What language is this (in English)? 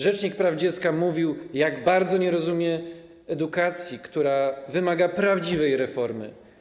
Polish